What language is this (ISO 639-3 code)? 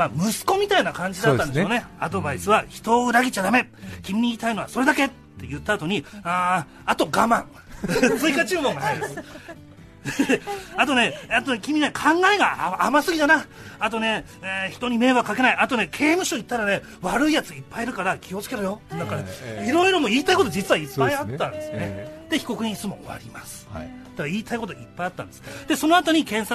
jpn